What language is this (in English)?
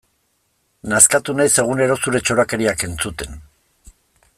Basque